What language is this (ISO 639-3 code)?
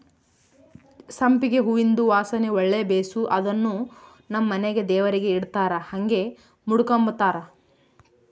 kan